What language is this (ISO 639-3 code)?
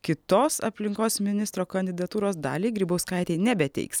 lit